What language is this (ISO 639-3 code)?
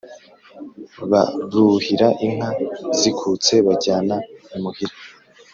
kin